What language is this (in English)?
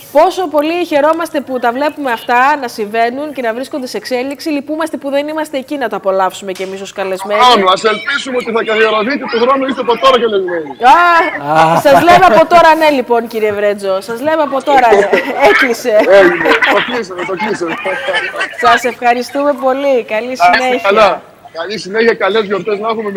Greek